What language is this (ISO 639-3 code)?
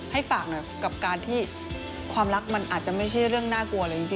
tha